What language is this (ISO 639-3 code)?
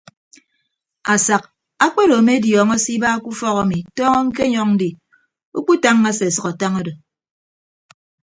ibb